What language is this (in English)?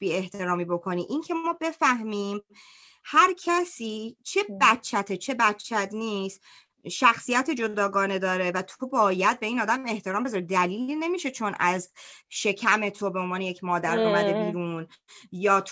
Persian